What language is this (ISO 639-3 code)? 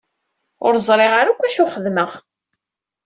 kab